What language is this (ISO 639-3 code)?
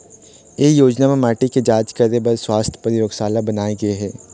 hne